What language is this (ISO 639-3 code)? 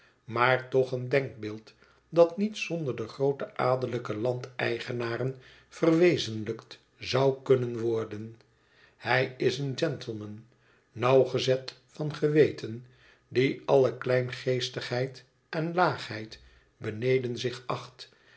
nld